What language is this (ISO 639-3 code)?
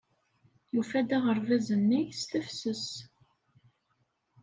kab